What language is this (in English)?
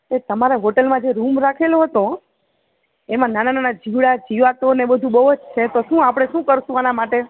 Gujarati